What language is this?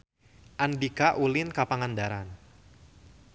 Sundanese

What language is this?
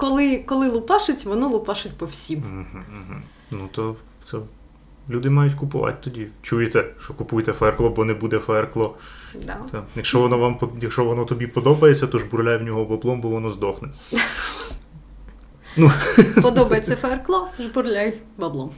Ukrainian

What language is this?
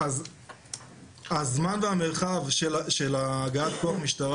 Hebrew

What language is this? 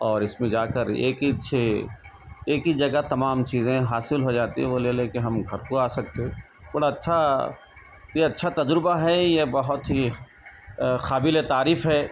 Urdu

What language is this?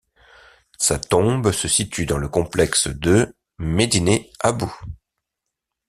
French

